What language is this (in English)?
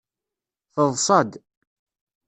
Kabyle